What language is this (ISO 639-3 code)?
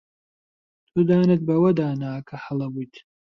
ckb